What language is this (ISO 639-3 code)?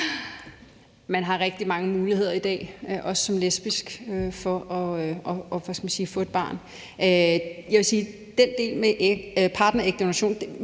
dan